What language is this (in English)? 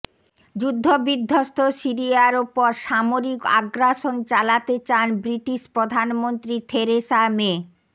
Bangla